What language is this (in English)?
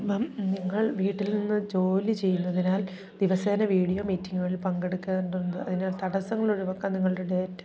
Malayalam